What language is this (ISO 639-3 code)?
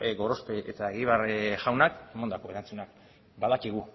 eus